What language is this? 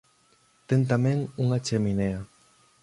Galician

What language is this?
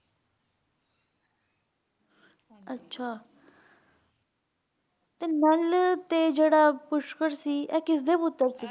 Punjabi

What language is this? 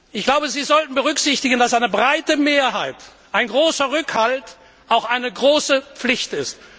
German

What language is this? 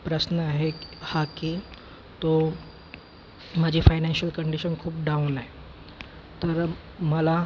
Marathi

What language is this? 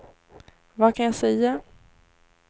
Swedish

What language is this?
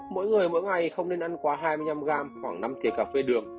Vietnamese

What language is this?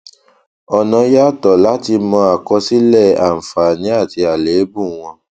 Yoruba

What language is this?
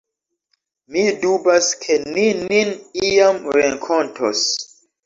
Esperanto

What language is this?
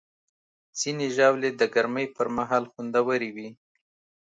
Pashto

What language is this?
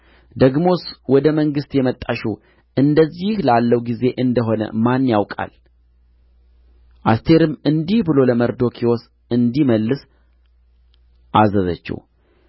Amharic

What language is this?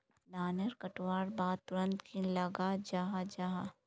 Magahi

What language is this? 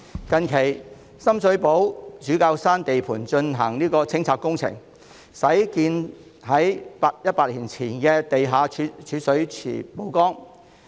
Cantonese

